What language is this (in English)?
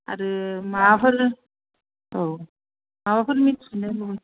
Bodo